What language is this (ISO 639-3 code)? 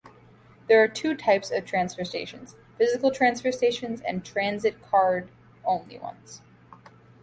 eng